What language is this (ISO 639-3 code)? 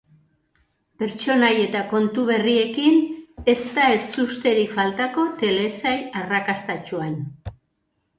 eus